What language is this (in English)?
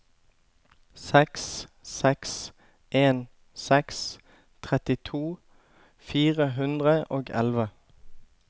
Norwegian